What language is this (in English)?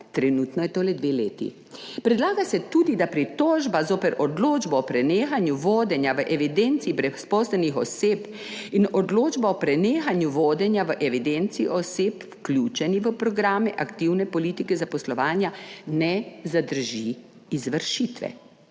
Slovenian